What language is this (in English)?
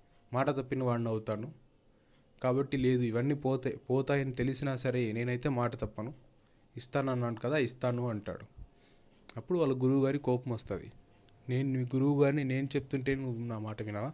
Telugu